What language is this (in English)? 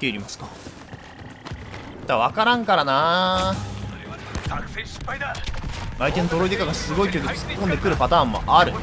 Japanese